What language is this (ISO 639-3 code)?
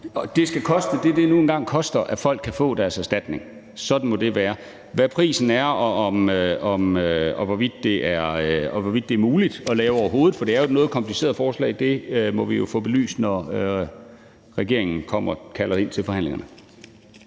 dan